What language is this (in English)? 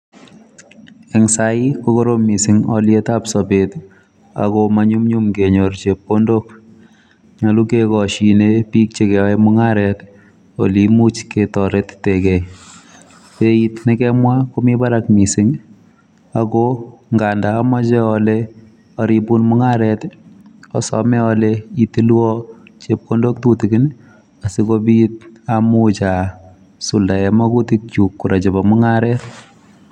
Kalenjin